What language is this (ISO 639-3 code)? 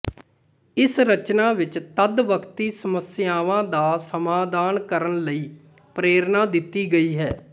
pan